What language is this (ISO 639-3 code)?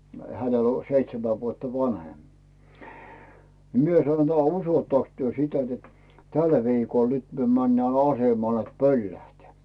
fin